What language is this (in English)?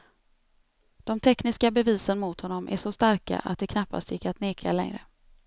Swedish